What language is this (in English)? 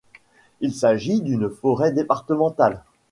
French